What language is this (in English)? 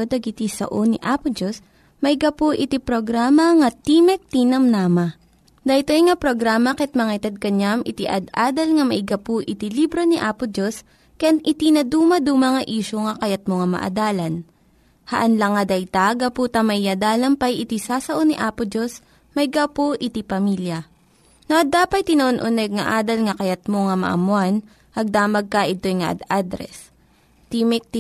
Filipino